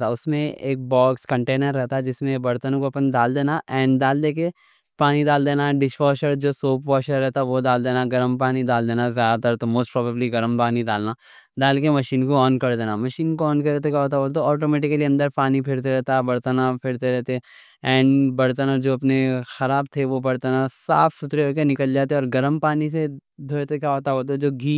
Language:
Deccan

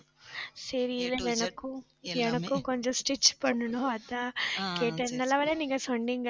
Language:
Tamil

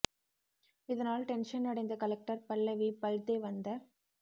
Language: Tamil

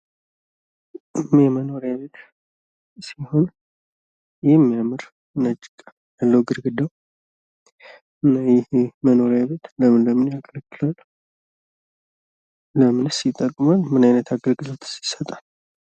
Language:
Amharic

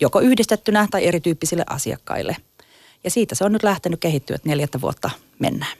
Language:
Finnish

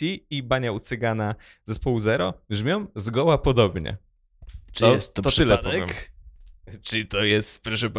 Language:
Polish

